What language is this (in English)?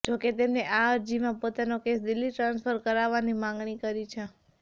Gujarati